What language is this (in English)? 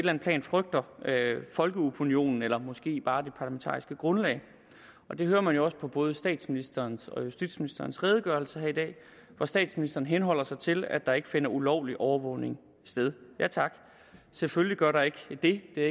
Danish